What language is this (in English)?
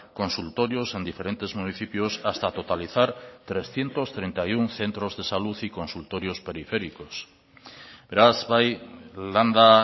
Spanish